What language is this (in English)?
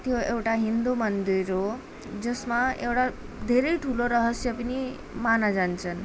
Nepali